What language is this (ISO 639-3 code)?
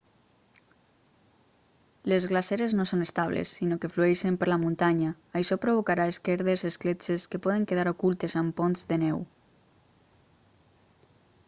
cat